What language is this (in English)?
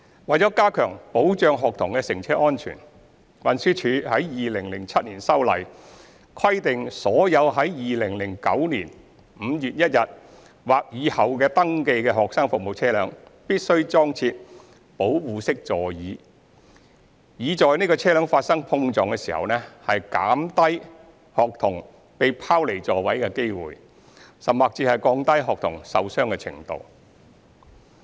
Cantonese